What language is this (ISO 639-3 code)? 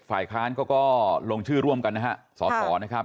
tha